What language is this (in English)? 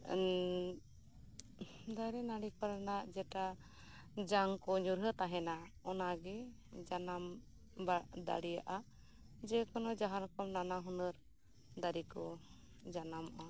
Santali